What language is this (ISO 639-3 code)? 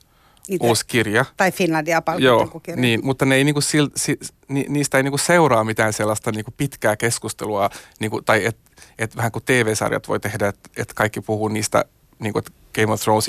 fin